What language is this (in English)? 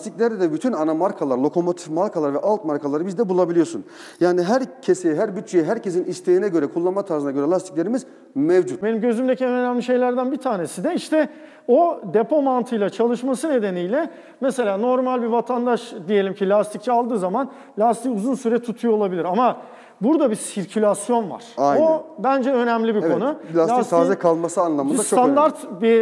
Turkish